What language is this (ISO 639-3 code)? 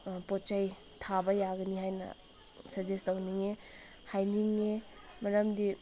mni